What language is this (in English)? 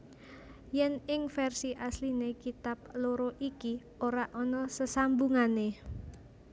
Javanese